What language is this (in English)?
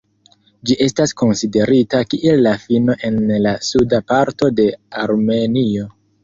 Esperanto